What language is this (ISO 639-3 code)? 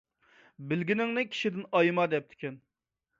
uig